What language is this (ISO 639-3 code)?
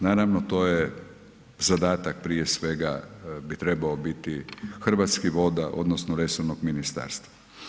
hrv